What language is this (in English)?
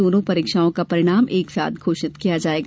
Hindi